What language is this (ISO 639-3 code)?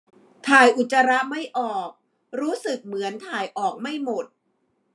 tha